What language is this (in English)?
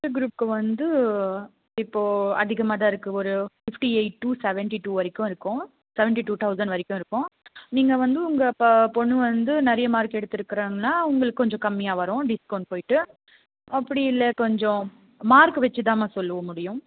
Tamil